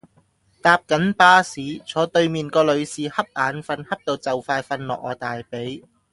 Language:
Cantonese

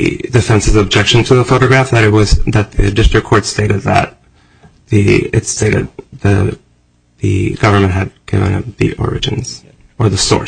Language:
English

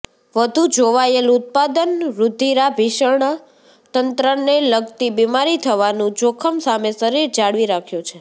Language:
Gujarati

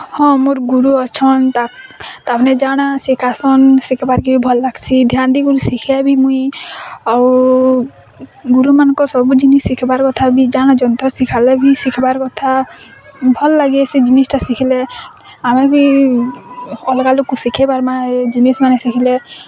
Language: Odia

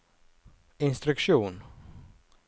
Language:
Norwegian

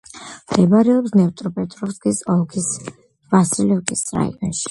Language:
Georgian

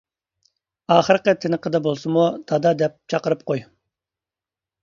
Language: Uyghur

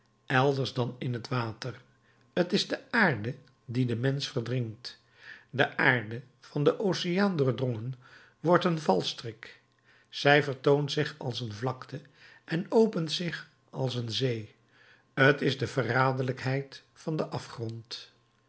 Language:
Dutch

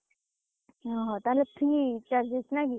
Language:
Odia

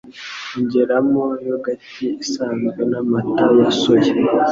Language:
Kinyarwanda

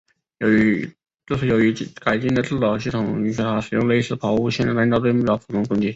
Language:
Chinese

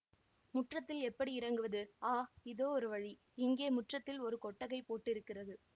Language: Tamil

